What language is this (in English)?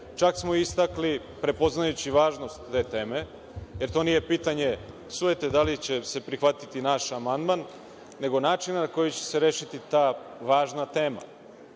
Serbian